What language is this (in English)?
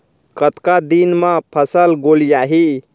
Chhattisgarhi